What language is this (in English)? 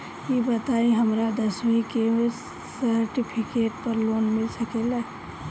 Bhojpuri